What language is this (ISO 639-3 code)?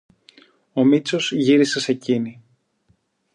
ell